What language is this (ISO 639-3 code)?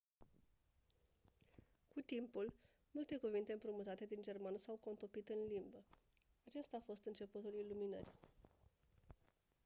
ron